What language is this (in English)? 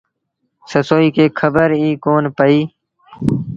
Sindhi Bhil